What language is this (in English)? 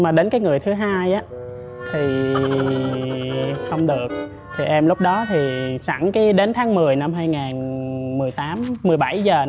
Vietnamese